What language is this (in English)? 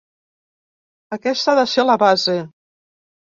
Catalan